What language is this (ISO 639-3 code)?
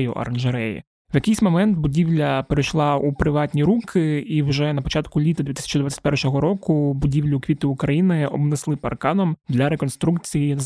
ukr